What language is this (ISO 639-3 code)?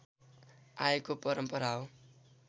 nep